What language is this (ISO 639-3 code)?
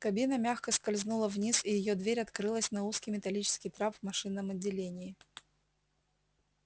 rus